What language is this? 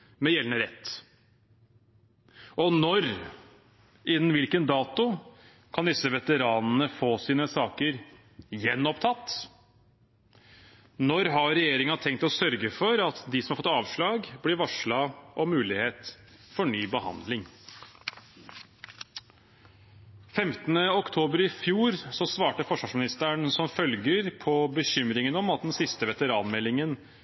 Norwegian Bokmål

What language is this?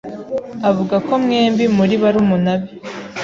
Kinyarwanda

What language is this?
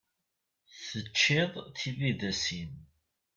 Kabyle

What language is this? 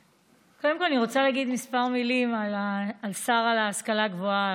Hebrew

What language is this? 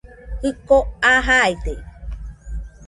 Nüpode Huitoto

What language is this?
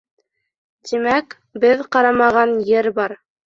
Bashkir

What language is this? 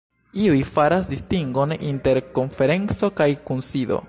Esperanto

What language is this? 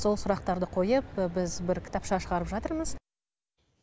Kazakh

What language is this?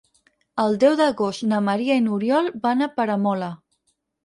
Catalan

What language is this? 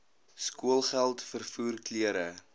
Afrikaans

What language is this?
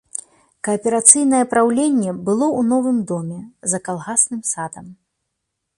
Belarusian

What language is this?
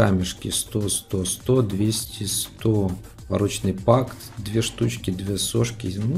Russian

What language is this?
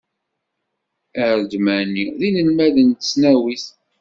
Kabyle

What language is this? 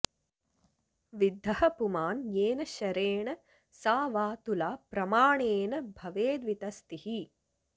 Sanskrit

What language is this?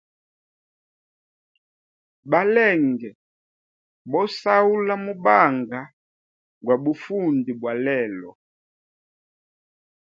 Hemba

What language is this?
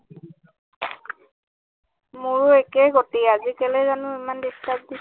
Assamese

